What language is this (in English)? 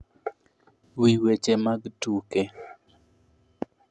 Luo (Kenya and Tanzania)